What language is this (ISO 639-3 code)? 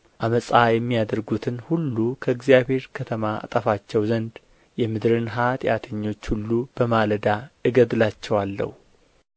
amh